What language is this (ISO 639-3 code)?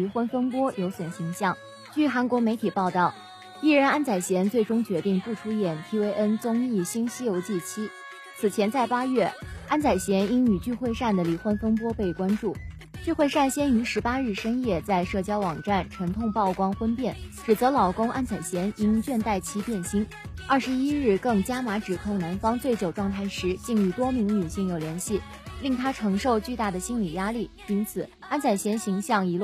zho